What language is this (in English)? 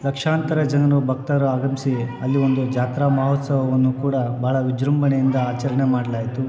Kannada